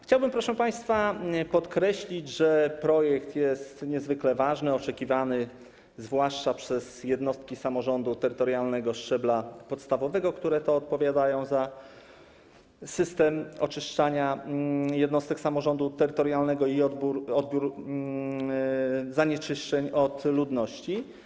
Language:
Polish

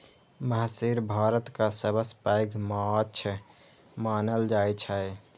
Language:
Maithili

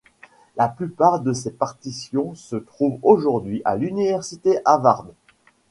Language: French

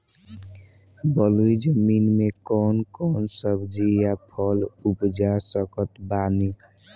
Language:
Bhojpuri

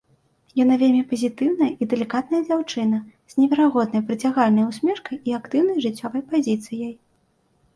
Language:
Belarusian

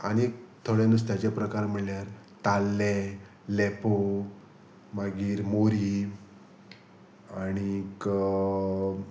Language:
Konkani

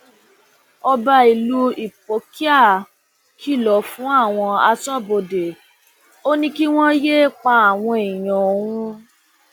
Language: Yoruba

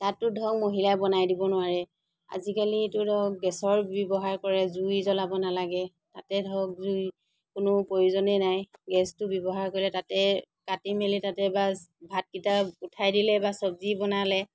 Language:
Assamese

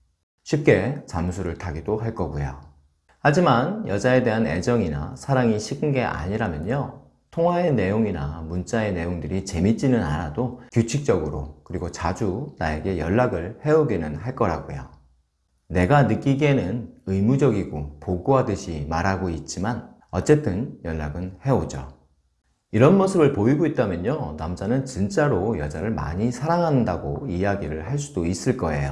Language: Korean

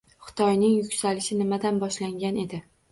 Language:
Uzbek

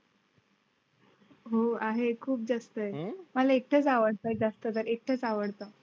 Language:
Marathi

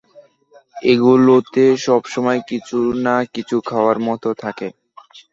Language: Bangla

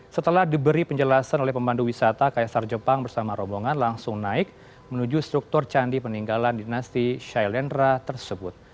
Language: Indonesian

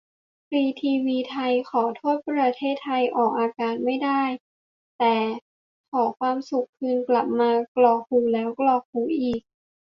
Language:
Thai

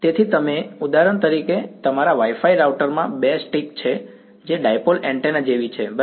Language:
Gujarati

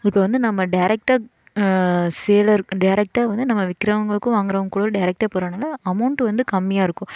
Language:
Tamil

